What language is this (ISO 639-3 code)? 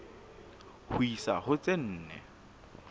sot